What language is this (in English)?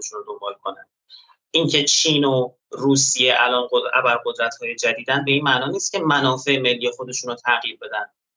Persian